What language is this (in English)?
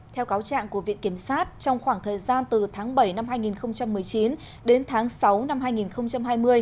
Vietnamese